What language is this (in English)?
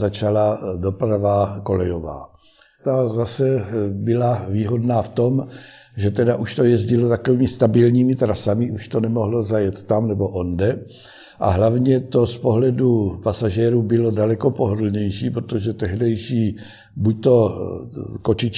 Czech